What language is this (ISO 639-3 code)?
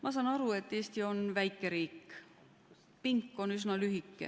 est